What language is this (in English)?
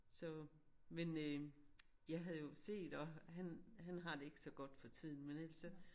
Danish